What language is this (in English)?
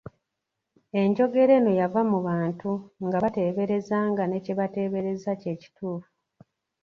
Ganda